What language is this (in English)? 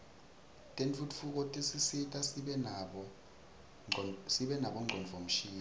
Swati